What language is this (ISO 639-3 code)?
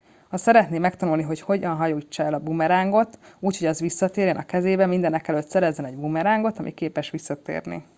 hun